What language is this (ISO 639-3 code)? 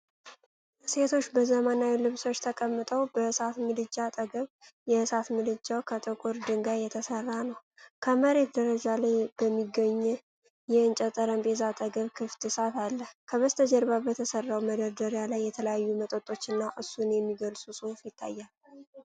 amh